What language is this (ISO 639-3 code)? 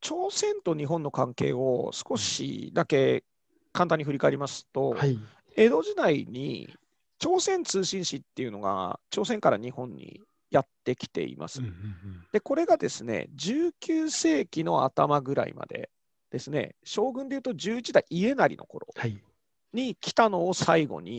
jpn